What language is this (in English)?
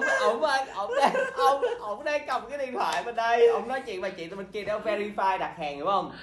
Vietnamese